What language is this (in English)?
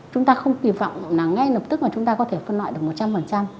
Vietnamese